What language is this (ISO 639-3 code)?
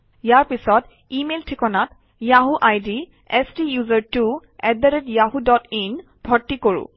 asm